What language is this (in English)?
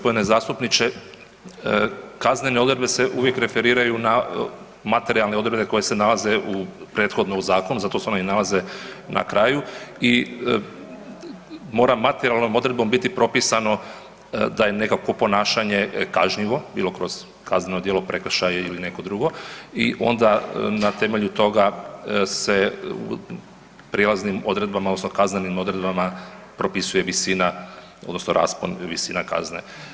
Croatian